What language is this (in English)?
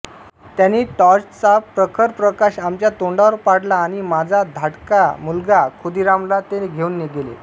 Marathi